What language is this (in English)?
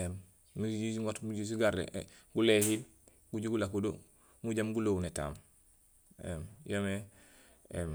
Gusilay